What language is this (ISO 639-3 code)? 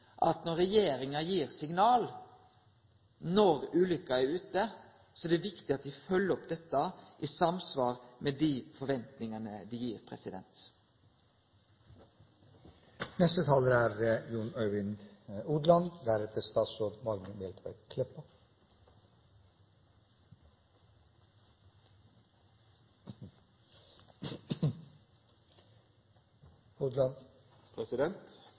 nor